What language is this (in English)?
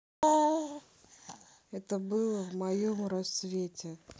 Russian